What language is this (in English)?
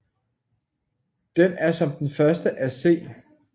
Danish